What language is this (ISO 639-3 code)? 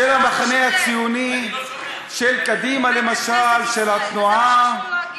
heb